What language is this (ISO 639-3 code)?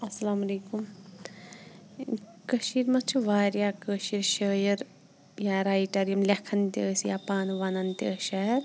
kas